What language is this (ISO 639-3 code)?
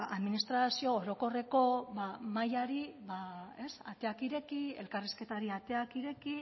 eus